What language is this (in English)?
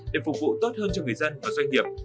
Vietnamese